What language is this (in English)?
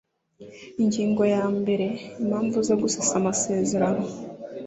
Kinyarwanda